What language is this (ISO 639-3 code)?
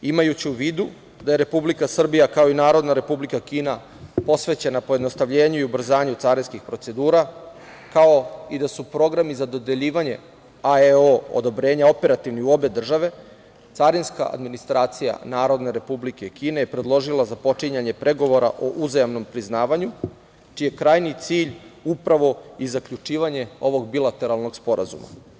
srp